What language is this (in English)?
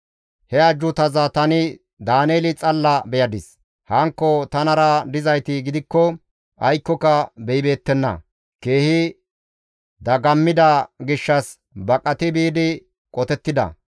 Gamo